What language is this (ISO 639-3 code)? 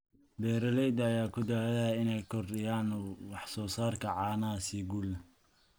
som